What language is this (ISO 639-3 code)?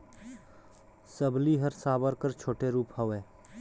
hne